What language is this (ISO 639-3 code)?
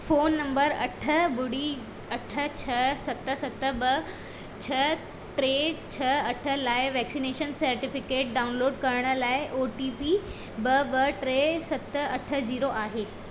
snd